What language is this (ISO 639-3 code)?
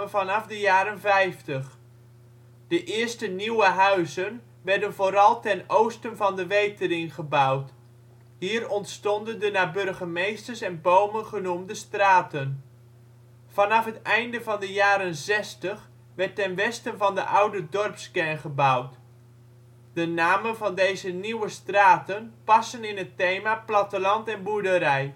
nld